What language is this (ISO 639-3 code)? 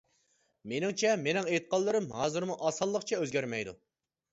uig